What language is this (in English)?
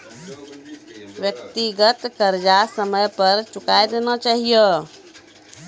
Maithili